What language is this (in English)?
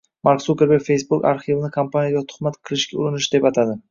Uzbek